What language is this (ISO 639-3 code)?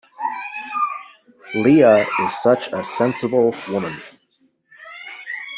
eng